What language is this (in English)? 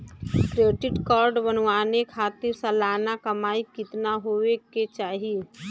Bhojpuri